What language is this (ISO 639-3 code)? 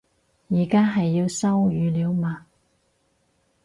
yue